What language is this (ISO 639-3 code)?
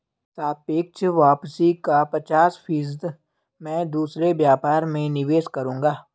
hin